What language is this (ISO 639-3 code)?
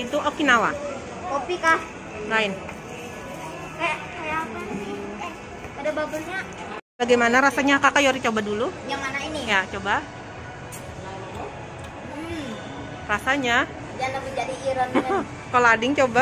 ind